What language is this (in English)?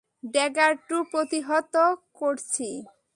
Bangla